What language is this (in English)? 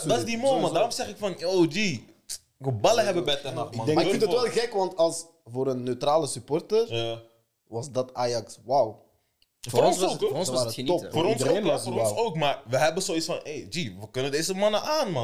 Dutch